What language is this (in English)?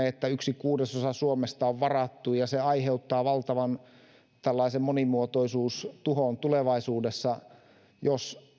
Finnish